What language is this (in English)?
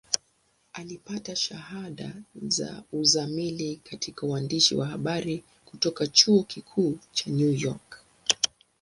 Swahili